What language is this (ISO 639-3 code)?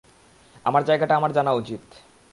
ben